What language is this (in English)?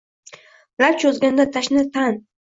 Uzbek